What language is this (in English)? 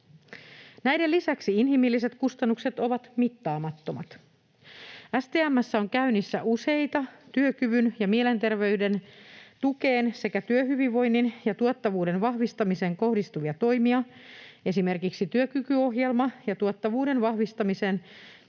Finnish